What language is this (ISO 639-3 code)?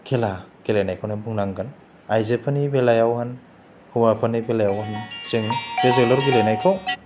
brx